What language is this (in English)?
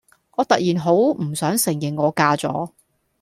Cantonese